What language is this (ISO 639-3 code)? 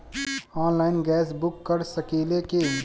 bho